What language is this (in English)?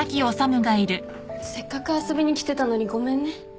Japanese